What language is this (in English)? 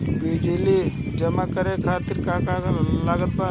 Bhojpuri